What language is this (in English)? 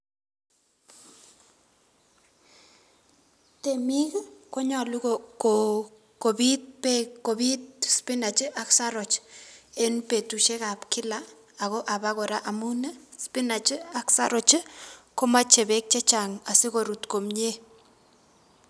Kalenjin